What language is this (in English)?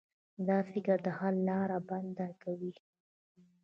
Pashto